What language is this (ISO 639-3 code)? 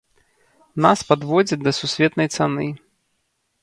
bel